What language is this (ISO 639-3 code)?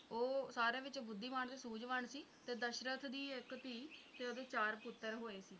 pan